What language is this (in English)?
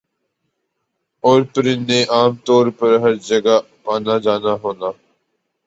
Urdu